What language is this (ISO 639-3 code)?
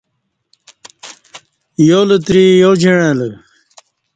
bsh